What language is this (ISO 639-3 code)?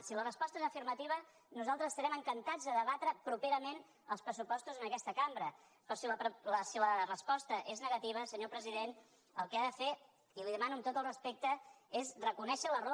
cat